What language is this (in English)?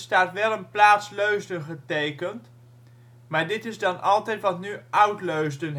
Dutch